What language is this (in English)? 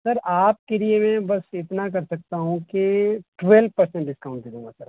Urdu